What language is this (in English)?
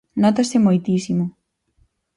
Galician